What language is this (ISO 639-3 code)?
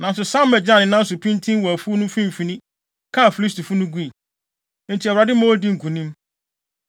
aka